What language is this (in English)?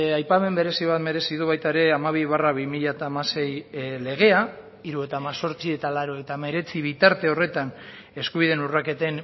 Basque